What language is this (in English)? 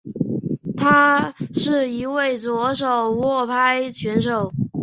Chinese